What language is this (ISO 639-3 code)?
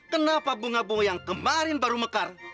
ind